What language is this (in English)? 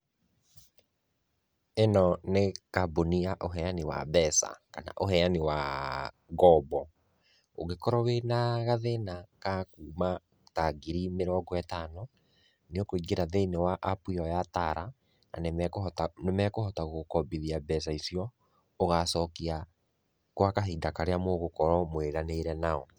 Kikuyu